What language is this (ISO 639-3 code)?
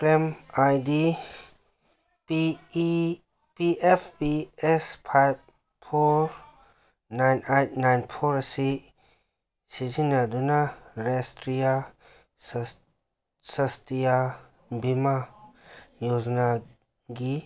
mni